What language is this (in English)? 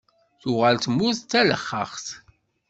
Kabyle